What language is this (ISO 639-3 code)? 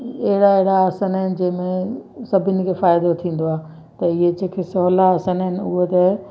snd